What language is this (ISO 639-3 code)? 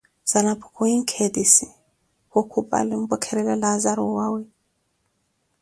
eko